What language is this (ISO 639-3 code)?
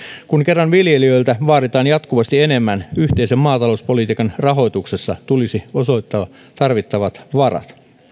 fin